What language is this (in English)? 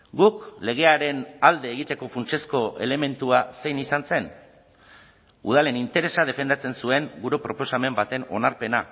Basque